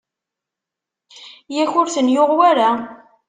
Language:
Kabyle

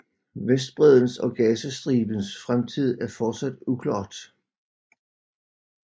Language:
Danish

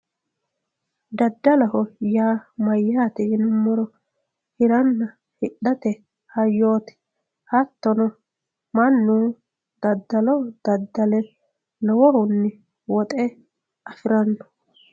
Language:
Sidamo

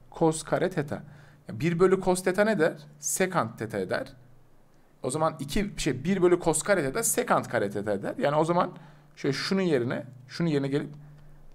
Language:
Turkish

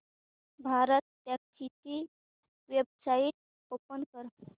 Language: Marathi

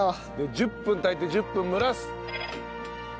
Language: Japanese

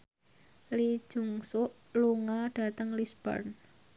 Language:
Javanese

